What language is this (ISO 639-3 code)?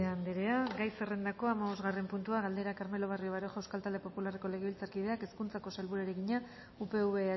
eus